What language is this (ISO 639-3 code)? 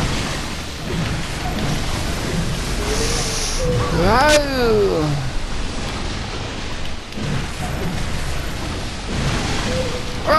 deu